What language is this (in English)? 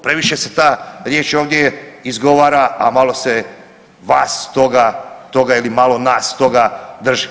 Croatian